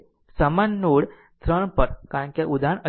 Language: Gujarati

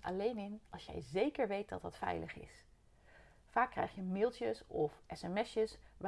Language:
Dutch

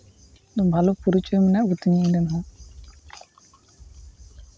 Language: Santali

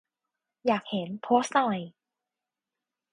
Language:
Thai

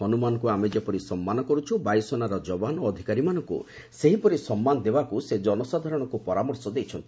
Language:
Odia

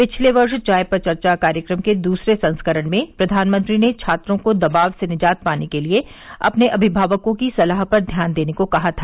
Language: Hindi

